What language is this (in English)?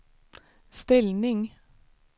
Swedish